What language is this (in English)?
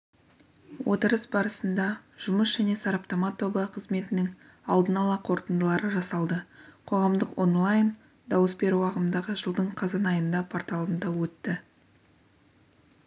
Kazakh